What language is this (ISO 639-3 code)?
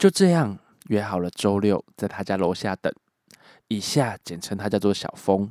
zho